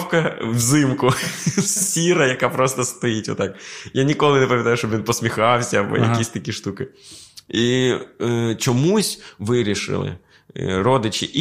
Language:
Ukrainian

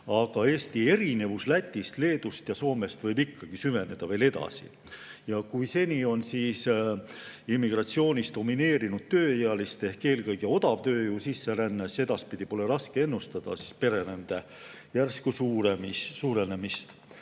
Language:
Estonian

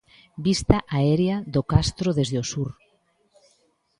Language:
Galician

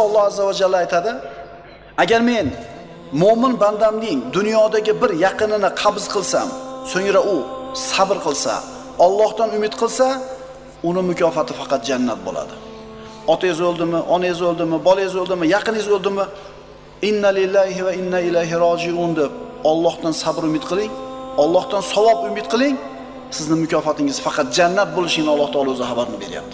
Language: Turkish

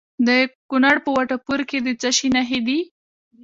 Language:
Pashto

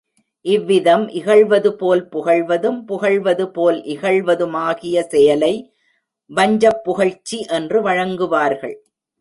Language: Tamil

